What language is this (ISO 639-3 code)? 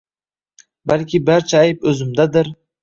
uzb